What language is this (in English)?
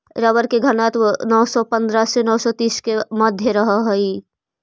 Magahi